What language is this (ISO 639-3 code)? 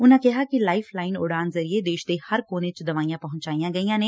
pan